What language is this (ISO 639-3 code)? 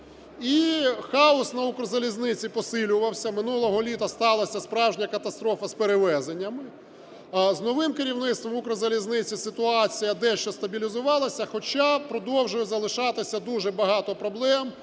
ukr